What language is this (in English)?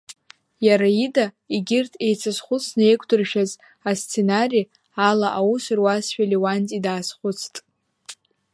Abkhazian